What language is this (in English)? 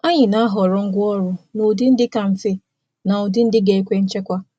Igbo